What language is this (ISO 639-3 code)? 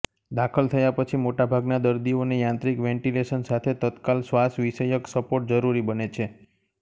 guj